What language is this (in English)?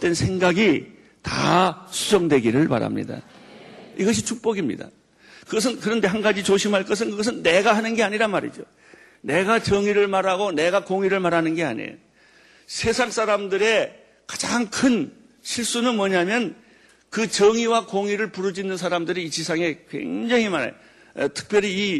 Korean